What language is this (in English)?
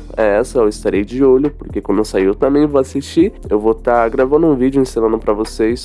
Portuguese